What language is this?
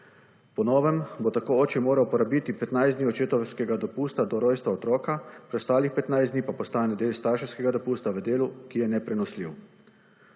Slovenian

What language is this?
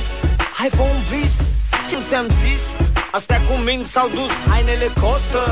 Romanian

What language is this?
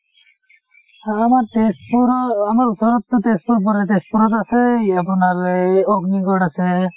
Assamese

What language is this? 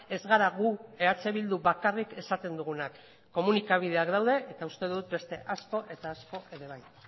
Basque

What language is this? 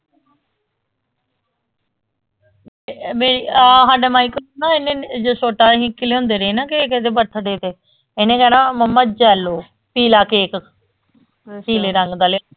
Punjabi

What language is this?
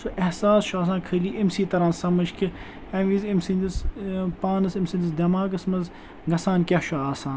Kashmiri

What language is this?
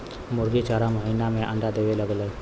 Bhojpuri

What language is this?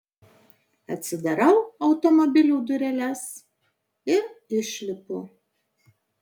Lithuanian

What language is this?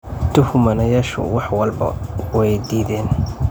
Somali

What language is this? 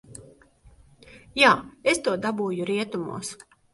Latvian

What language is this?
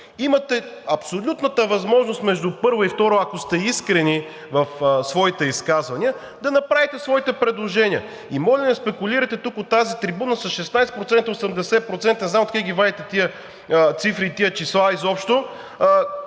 Bulgarian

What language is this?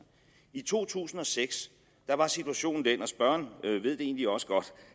Danish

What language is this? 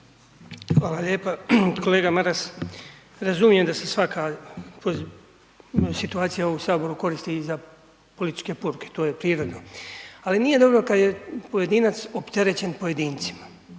Croatian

